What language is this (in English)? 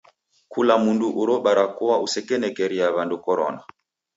Taita